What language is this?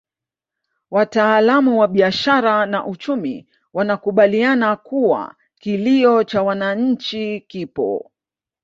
Swahili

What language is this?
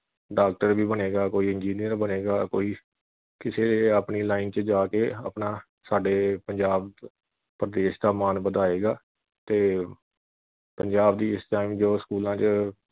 Punjabi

